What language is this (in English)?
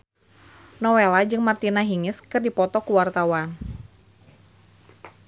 Sundanese